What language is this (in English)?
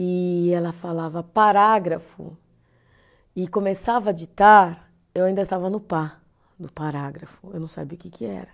Portuguese